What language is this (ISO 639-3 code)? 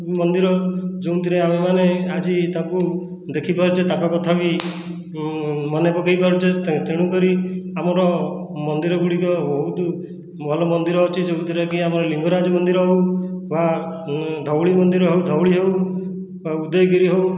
ori